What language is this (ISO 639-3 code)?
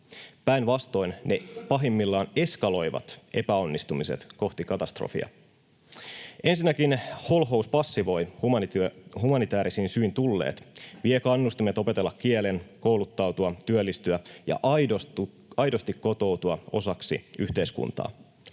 fin